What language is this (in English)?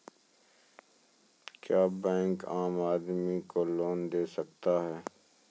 Maithili